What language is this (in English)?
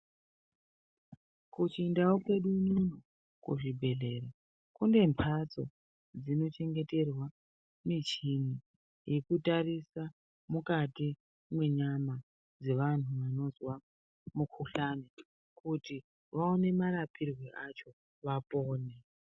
Ndau